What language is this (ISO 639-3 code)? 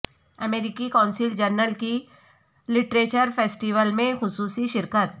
urd